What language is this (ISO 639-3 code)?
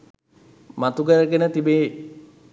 sin